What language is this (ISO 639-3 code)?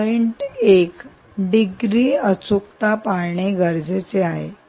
mar